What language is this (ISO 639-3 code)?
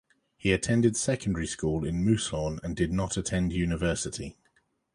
eng